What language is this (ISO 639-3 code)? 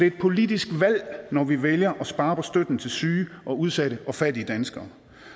dan